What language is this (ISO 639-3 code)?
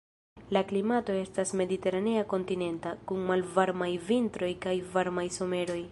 epo